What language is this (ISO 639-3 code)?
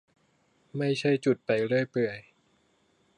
tha